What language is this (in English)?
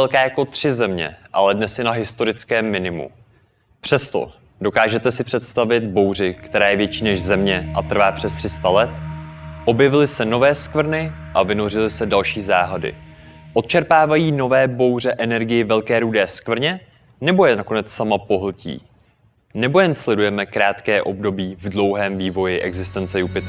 Czech